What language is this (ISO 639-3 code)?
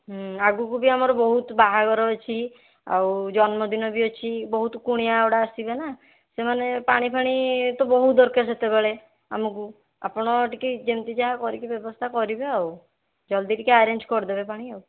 ori